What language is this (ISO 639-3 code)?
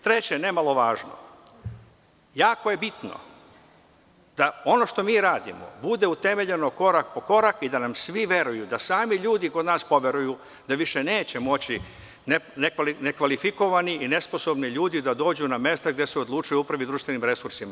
srp